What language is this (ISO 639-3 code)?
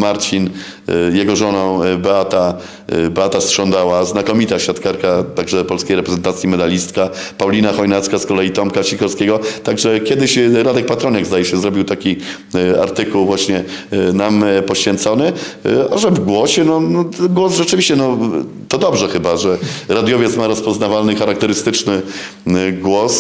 pol